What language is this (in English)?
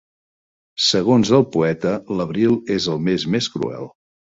Catalan